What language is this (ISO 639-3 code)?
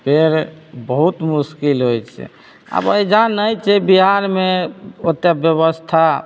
mai